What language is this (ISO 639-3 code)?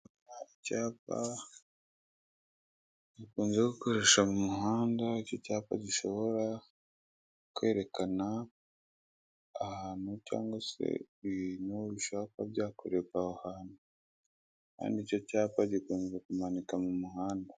kin